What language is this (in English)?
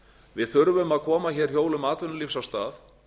Icelandic